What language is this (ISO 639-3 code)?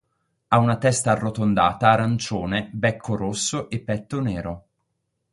ita